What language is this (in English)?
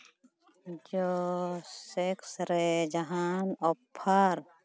Santali